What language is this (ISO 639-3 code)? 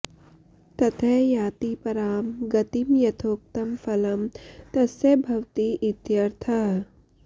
san